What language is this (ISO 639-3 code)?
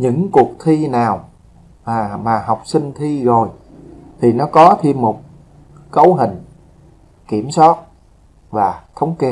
vie